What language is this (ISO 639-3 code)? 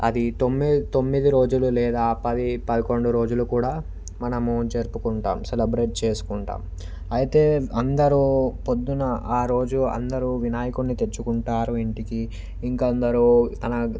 tel